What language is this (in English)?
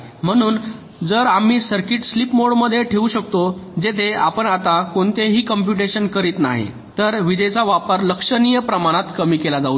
Marathi